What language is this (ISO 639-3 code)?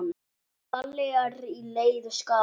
isl